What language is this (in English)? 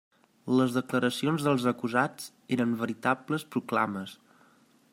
Catalan